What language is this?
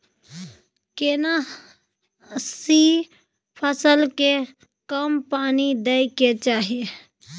Maithili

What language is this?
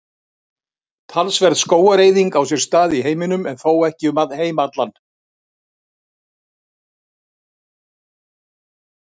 Icelandic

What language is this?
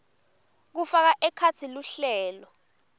Swati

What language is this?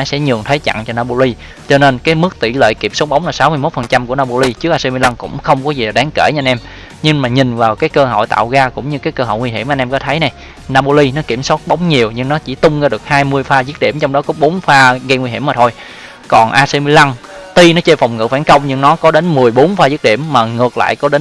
Vietnamese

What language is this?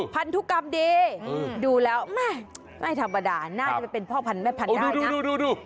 Thai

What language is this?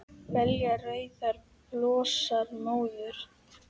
Icelandic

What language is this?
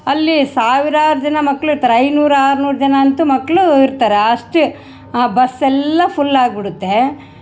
Kannada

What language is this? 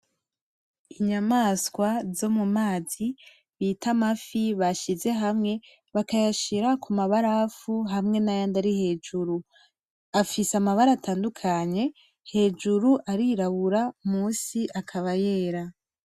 Rundi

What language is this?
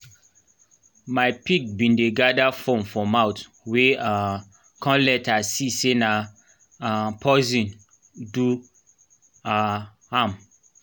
Nigerian Pidgin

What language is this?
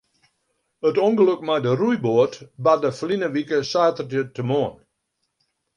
Western Frisian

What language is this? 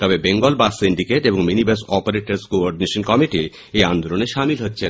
Bangla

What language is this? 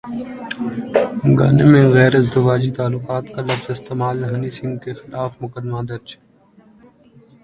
Urdu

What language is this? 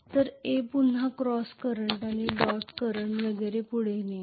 Marathi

